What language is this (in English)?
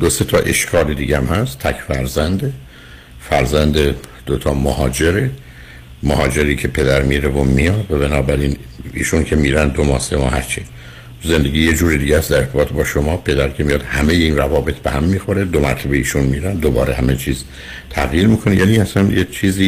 Persian